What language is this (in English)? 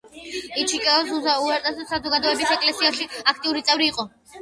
Georgian